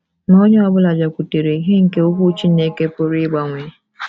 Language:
Igbo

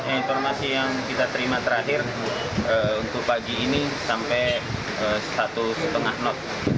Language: Indonesian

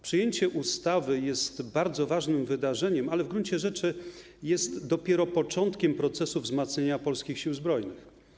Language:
Polish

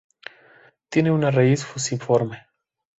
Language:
Spanish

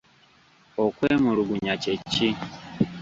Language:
Ganda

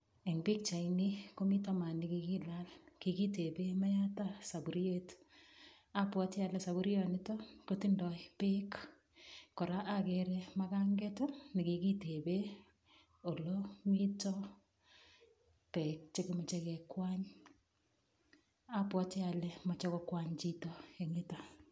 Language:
Kalenjin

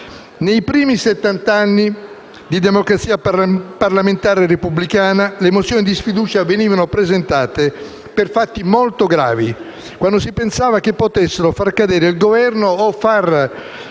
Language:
Italian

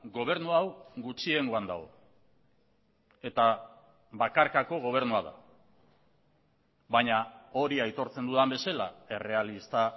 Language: Basque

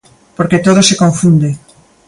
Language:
Galician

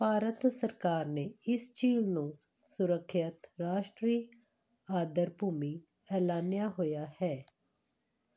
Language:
Punjabi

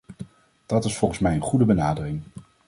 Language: Dutch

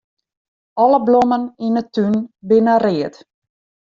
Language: Western Frisian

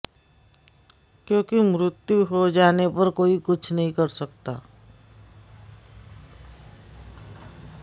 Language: Sanskrit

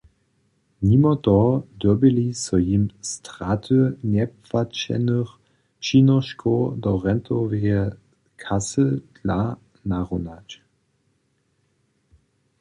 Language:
Upper Sorbian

